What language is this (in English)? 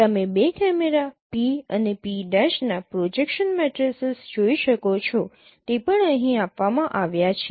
Gujarati